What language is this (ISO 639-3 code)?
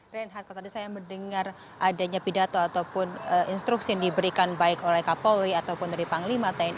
ind